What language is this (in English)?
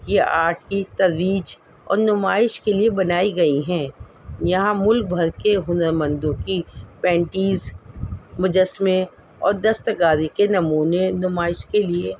Urdu